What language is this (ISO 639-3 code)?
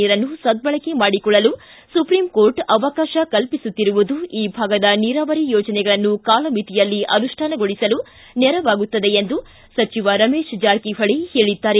kan